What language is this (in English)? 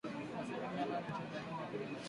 Swahili